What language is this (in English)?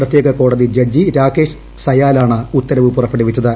Malayalam